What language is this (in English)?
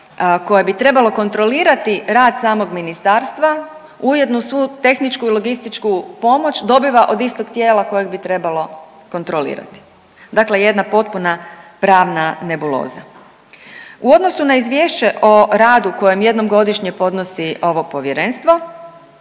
Croatian